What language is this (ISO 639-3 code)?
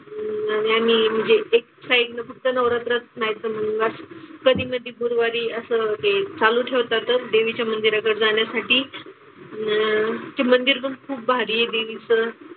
mar